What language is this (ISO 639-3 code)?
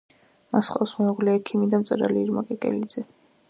kat